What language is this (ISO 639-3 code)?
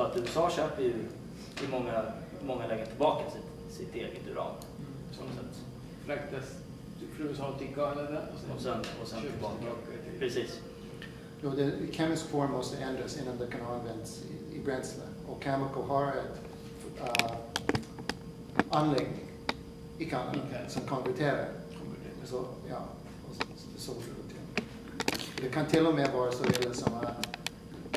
swe